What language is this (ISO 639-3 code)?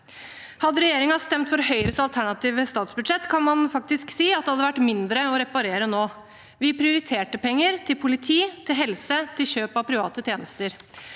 nor